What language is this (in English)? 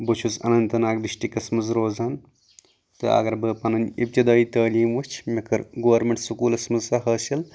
Kashmiri